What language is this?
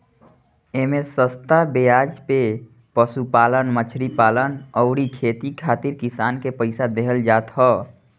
Bhojpuri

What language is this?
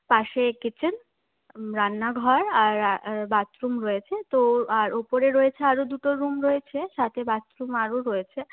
Bangla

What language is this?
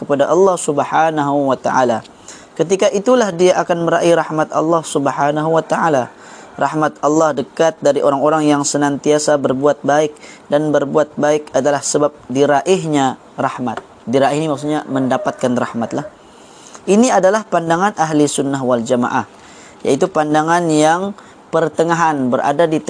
Malay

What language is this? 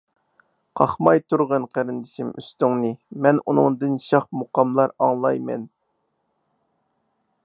Uyghur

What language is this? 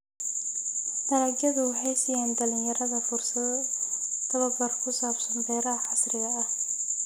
Somali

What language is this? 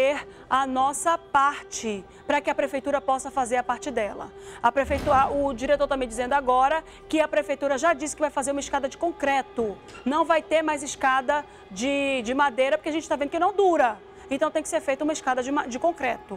Portuguese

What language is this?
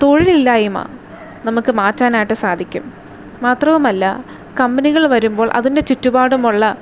Malayalam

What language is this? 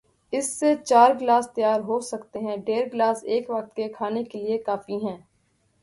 Urdu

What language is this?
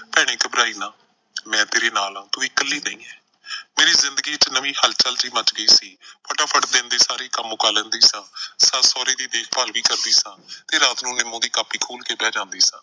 Punjabi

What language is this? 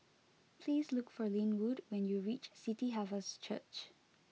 English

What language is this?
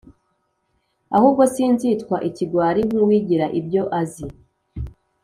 Kinyarwanda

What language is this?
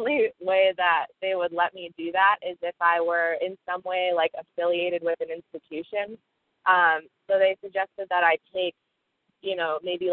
English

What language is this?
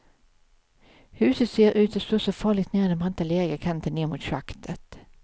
Swedish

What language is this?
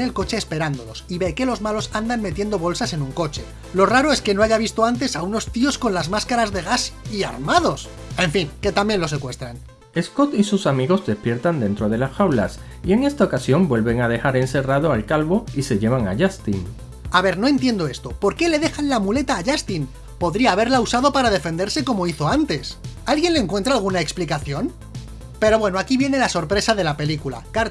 Spanish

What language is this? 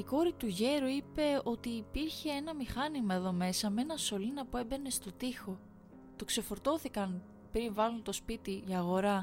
Greek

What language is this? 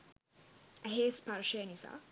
Sinhala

